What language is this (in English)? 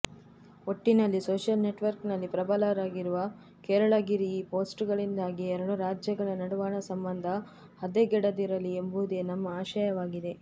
Kannada